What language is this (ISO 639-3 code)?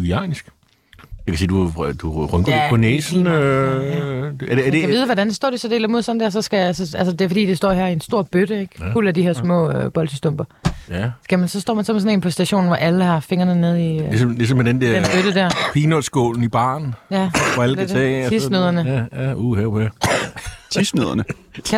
dan